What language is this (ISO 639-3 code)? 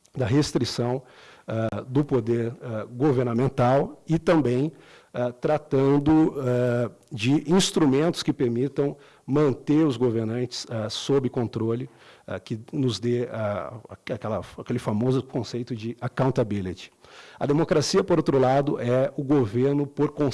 por